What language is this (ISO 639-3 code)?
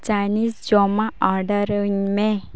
sat